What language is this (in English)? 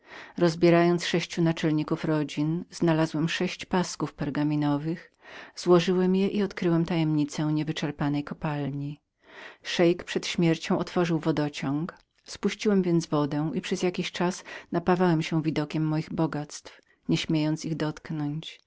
Polish